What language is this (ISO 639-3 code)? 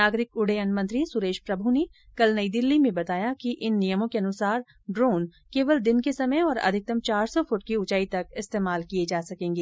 hin